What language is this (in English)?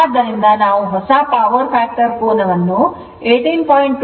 Kannada